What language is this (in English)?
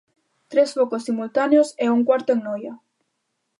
Galician